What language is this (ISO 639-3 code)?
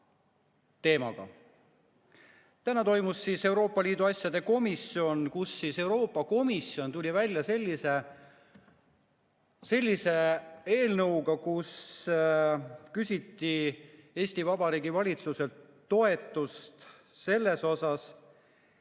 est